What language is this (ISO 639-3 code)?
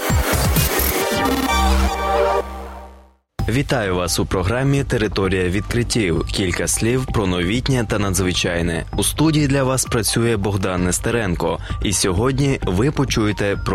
ukr